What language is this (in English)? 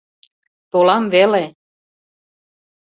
Mari